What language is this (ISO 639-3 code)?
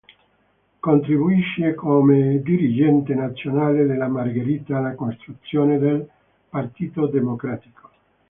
ita